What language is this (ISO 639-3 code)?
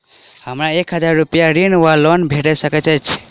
mai